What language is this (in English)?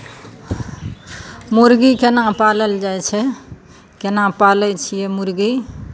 Maithili